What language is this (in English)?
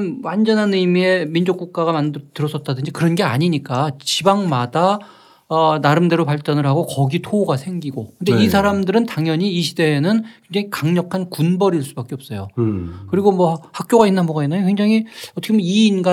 Korean